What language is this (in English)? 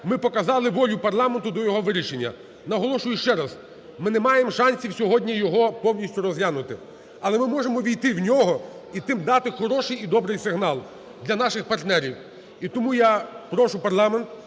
Ukrainian